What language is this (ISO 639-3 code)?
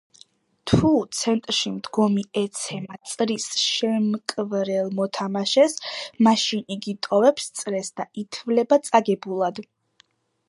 kat